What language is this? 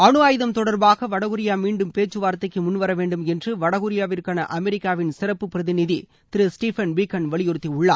Tamil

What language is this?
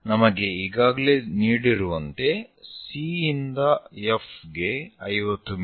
Kannada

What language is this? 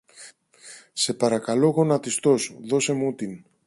Greek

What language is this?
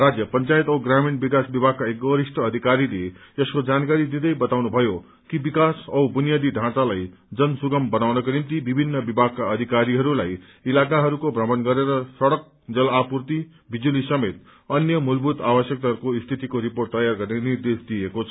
Nepali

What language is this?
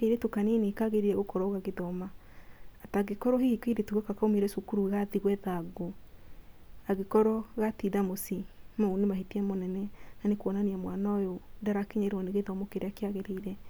Kikuyu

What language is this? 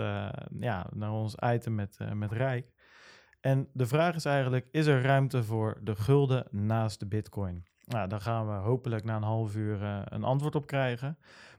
Dutch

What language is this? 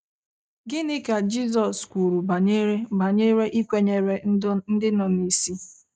Igbo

